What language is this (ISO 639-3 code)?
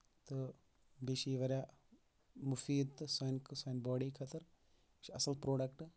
kas